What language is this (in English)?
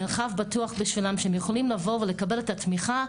Hebrew